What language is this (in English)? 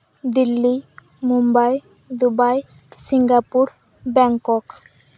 Santali